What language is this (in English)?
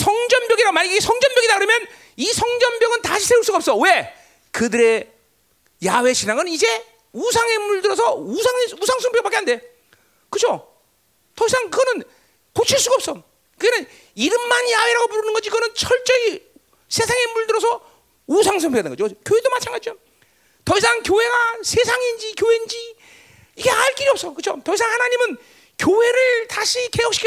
Korean